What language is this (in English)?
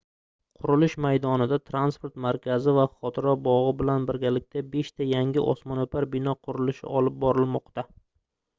Uzbek